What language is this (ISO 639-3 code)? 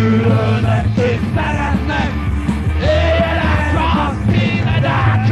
hun